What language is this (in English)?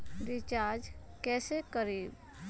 Magahi